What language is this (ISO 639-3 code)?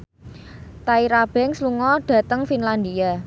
jav